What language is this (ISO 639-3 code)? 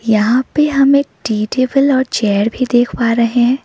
hin